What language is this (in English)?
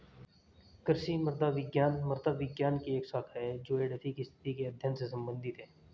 Hindi